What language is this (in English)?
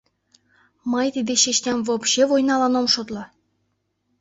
Mari